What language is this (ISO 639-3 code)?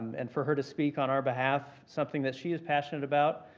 eng